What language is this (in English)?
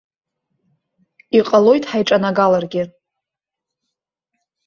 Abkhazian